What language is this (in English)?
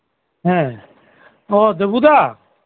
Santali